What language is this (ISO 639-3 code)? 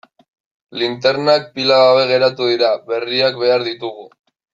eus